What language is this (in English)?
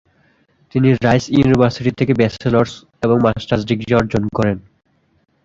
Bangla